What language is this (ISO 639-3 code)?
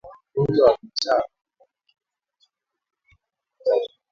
swa